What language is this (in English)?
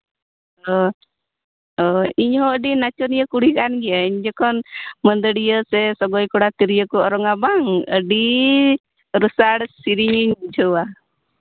Santali